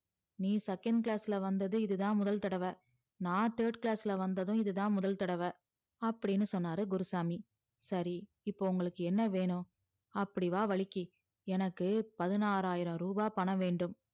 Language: Tamil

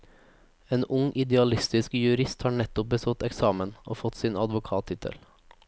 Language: Norwegian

